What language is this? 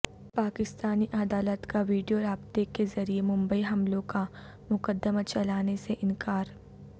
Urdu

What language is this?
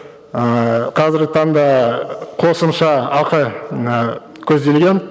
Kazakh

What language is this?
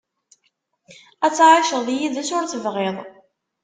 Kabyle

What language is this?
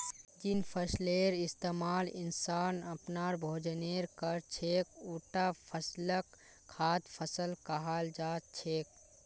Magahi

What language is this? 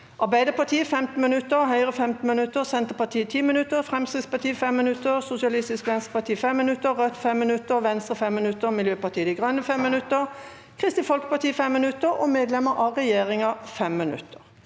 Norwegian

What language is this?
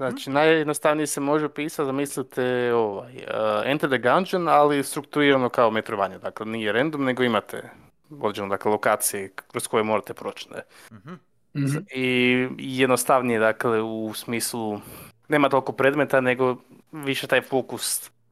Croatian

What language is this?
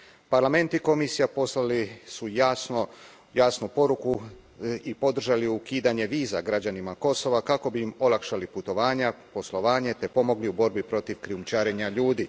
Croatian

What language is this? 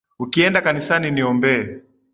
Swahili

